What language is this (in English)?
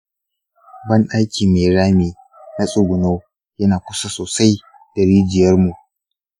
Hausa